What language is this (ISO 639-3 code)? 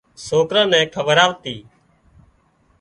kxp